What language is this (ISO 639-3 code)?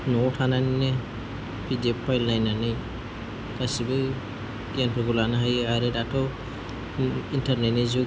brx